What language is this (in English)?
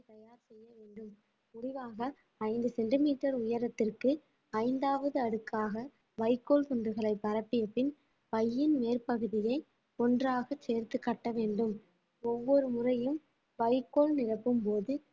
Tamil